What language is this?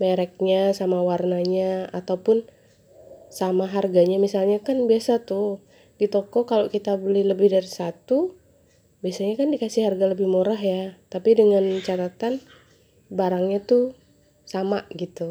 Indonesian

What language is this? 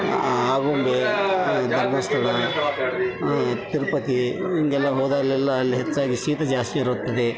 Kannada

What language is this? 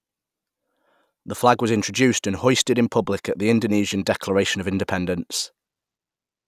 English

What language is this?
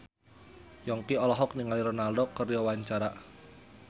Sundanese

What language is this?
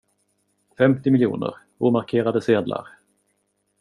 Swedish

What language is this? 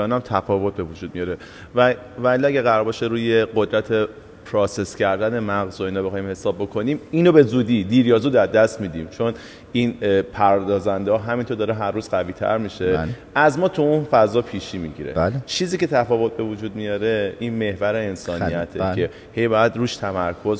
Persian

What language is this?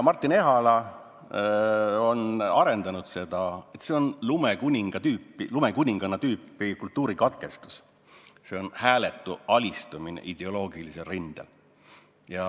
Estonian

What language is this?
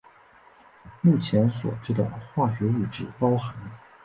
Chinese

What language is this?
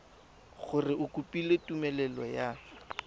Tswana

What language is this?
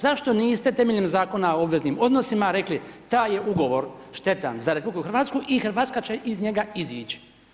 Croatian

